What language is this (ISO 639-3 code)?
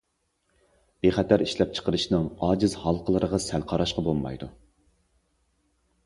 uig